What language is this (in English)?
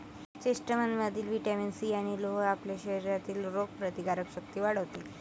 Marathi